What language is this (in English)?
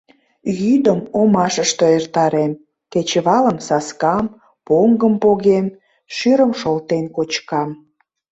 Mari